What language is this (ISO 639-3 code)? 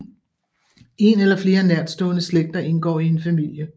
dan